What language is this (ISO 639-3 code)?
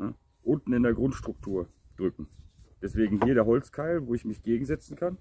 deu